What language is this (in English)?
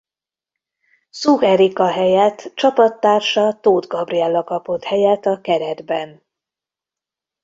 Hungarian